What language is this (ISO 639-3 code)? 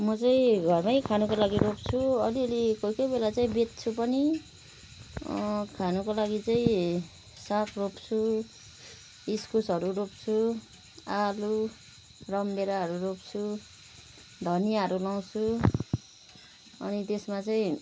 nep